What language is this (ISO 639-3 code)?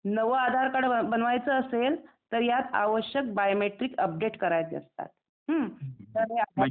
mar